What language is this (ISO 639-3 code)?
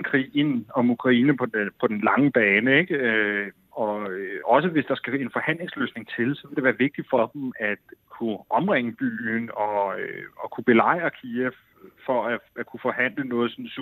dan